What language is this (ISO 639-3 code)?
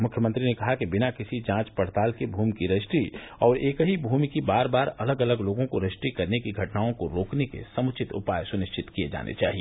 hin